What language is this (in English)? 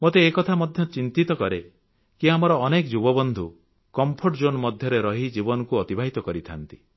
Odia